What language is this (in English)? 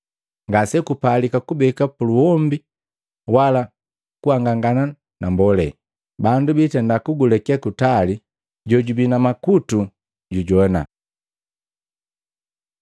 Matengo